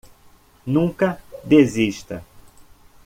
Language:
Portuguese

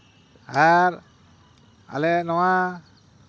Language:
Santali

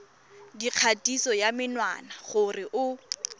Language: Tswana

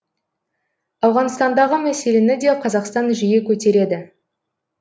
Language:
Kazakh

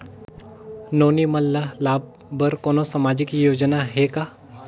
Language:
Chhattisgarhi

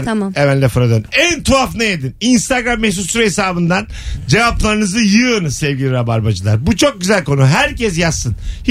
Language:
Turkish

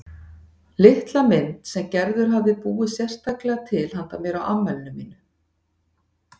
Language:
Icelandic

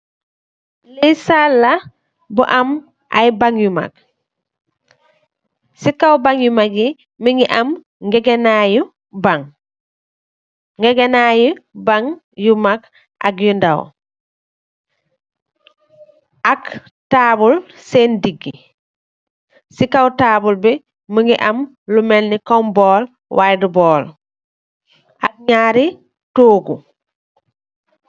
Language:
Wolof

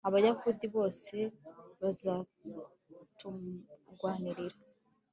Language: Kinyarwanda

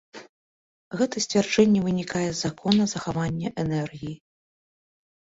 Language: Belarusian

